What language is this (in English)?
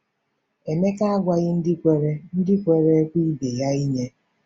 Igbo